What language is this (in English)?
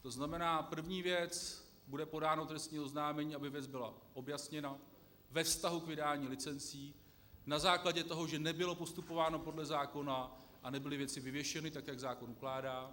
Czech